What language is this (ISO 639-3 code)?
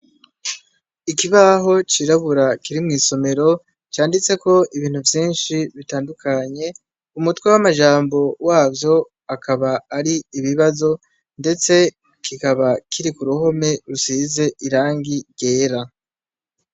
run